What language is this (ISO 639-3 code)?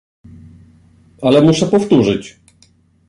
pol